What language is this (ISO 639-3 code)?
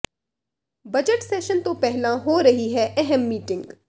pan